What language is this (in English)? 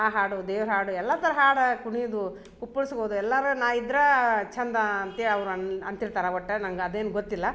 Kannada